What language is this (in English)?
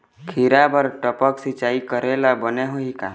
Chhattisgarhi